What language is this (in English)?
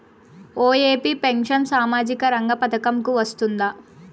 Telugu